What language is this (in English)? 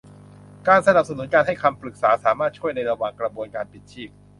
Thai